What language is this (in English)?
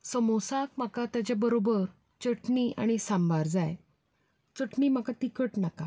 Konkani